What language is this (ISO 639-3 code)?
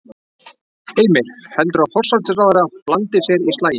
isl